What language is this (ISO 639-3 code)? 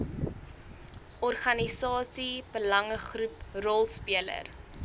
afr